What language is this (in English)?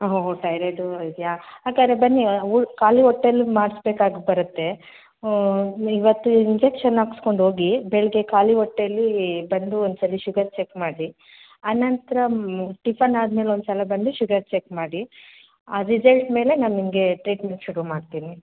Kannada